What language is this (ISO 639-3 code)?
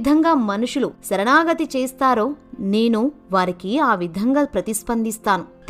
tel